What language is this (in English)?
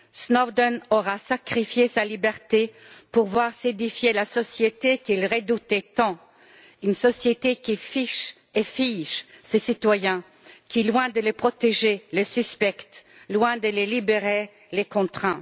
French